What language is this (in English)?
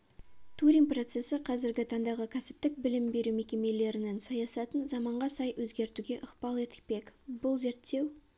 Kazakh